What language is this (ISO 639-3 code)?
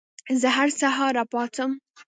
pus